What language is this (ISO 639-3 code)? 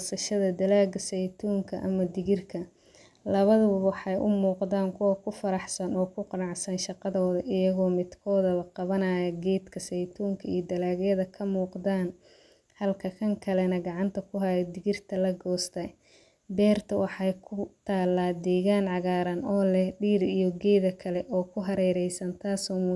som